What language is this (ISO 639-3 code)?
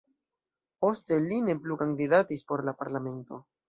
epo